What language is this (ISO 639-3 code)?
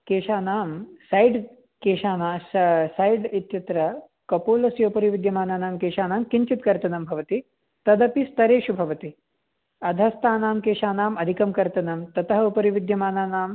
san